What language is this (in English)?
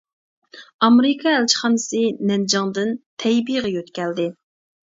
Uyghur